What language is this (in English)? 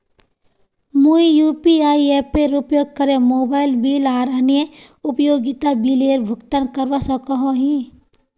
Magahi